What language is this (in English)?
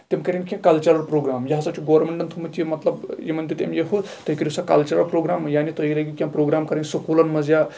Kashmiri